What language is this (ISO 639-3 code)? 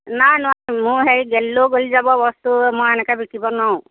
asm